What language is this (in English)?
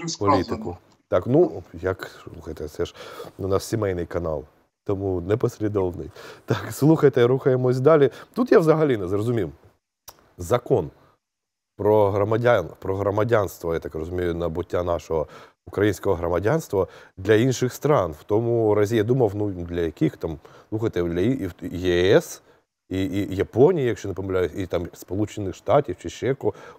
Ukrainian